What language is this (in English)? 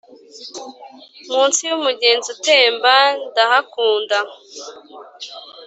Kinyarwanda